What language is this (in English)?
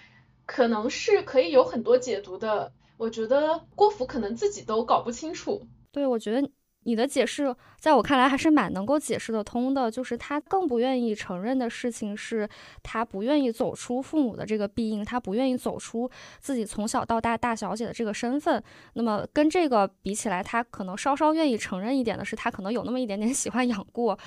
Chinese